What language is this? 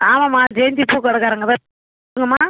Tamil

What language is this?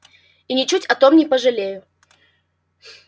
Russian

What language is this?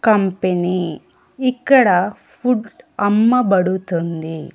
Telugu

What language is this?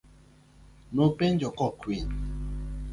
Luo (Kenya and Tanzania)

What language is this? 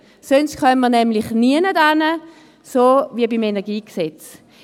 Swiss German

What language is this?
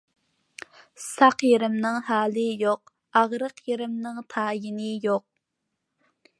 Uyghur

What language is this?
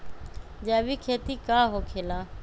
Magahi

